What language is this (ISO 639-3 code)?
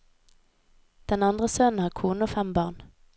nor